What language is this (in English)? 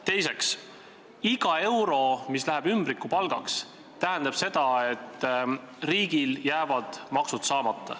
Estonian